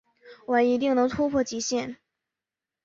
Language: Chinese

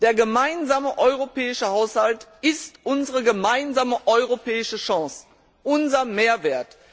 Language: German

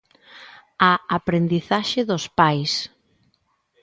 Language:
Galician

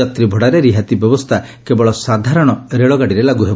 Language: Odia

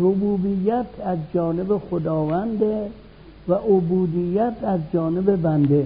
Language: Persian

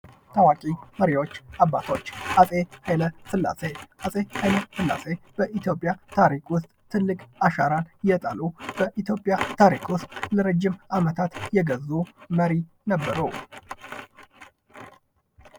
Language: Amharic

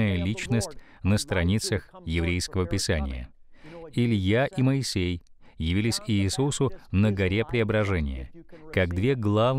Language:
Russian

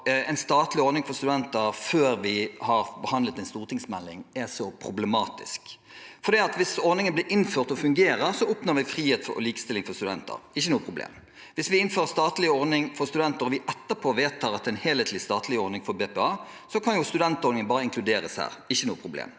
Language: Norwegian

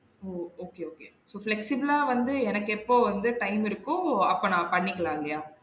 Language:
Tamil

